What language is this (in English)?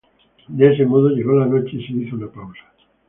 Spanish